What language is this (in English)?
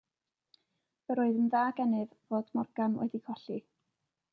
Welsh